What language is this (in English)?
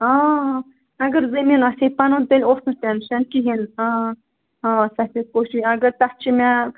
Kashmiri